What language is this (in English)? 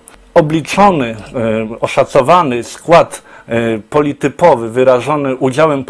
Polish